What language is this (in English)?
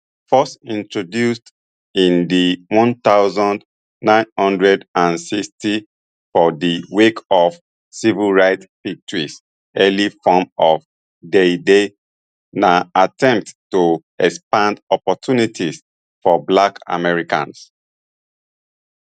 Nigerian Pidgin